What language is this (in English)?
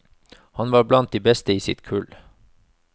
Norwegian